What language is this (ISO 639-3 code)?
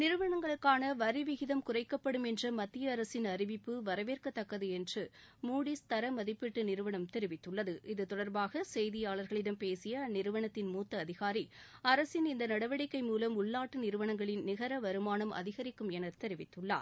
tam